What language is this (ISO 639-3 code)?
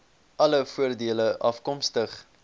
afr